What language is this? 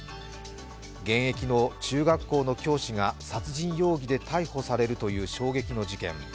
Japanese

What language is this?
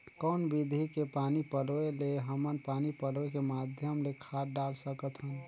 Chhattisgarhi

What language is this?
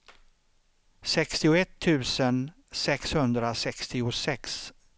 Swedish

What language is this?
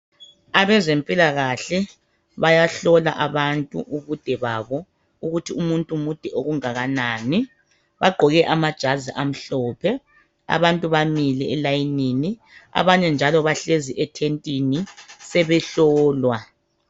North Ndebele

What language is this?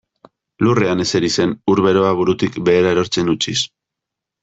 Basque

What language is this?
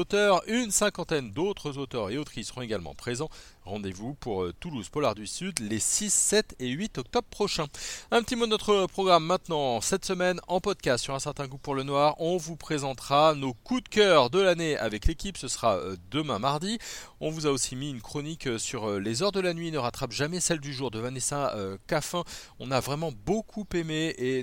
French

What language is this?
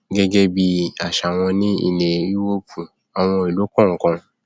Yoruba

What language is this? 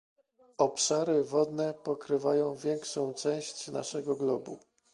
Polish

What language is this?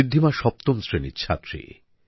Bangla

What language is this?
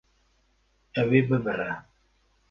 Kurdish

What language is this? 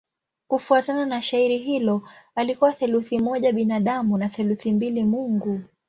Swahili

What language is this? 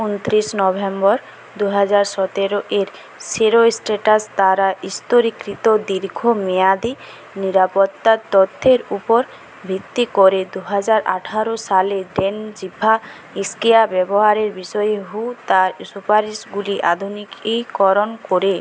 Bangla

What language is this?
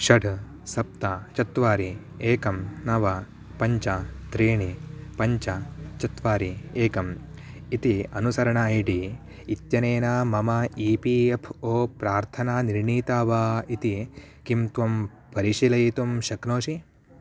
Sanskrit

